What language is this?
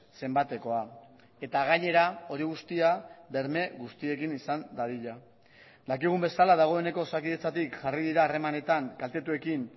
Basque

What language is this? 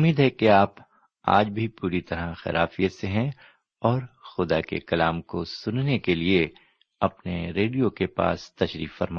Urdu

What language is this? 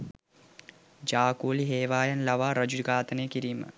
Sinhala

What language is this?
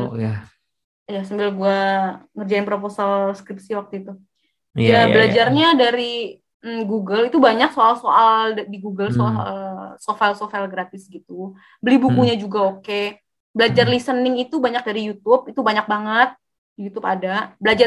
Indonesian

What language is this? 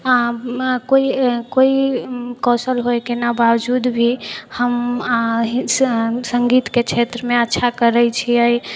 Maithili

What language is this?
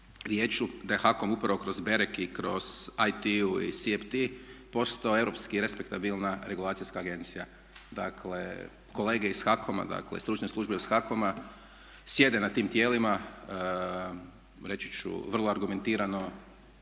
Croatian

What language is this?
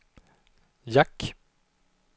Swedish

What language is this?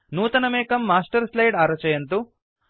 Sanskrit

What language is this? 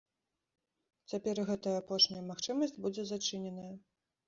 Belarusian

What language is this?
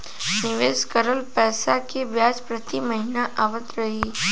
Bhojpuri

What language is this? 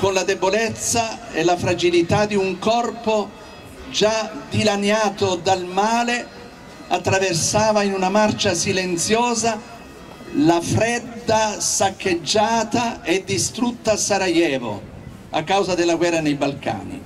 Italian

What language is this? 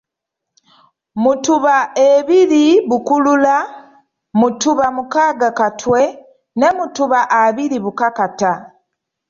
Ganda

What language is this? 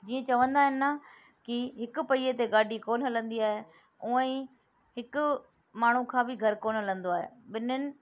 Sindhi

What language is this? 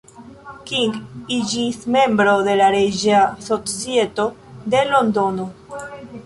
Esperanto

